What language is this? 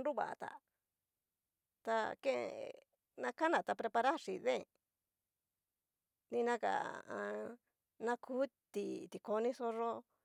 Cacaloxtepec Mixtec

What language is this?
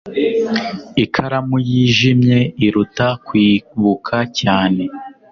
Kinyarwanda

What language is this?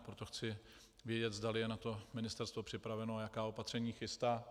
Czech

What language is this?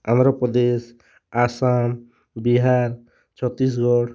Odia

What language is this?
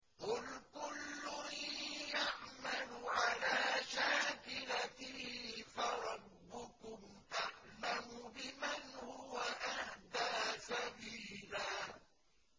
Arabic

